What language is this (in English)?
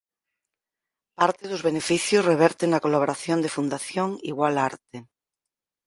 Galician